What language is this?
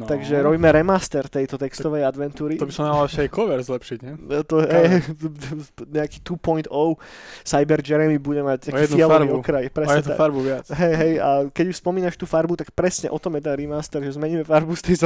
Slovak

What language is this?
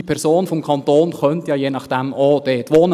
Swiss German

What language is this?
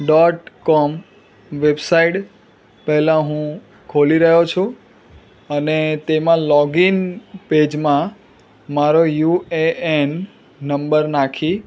Gujarati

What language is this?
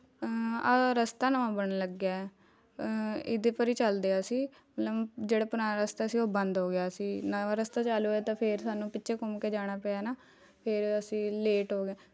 Punjabi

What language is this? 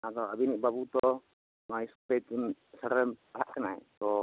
Santali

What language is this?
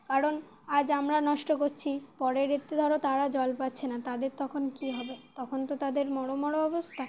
Bangla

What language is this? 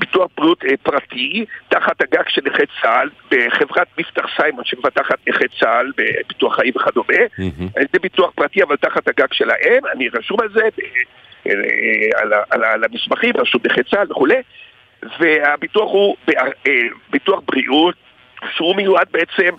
Hebrew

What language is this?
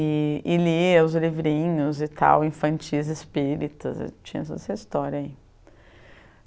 Portuguese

